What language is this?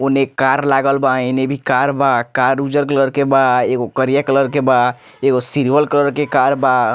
Bhojpuri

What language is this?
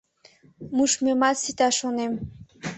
Mari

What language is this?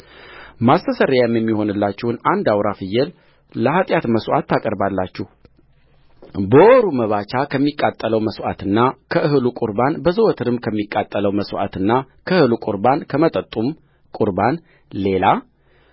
Amharic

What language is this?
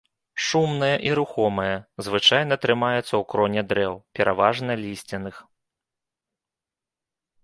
Belarusian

